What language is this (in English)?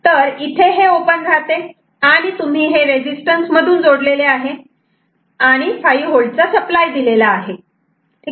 Marathi